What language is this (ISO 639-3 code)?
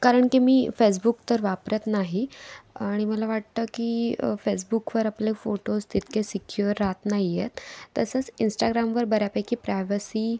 mar